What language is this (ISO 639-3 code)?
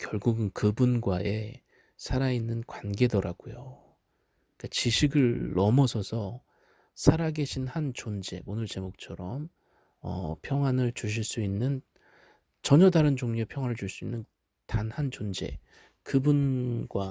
kor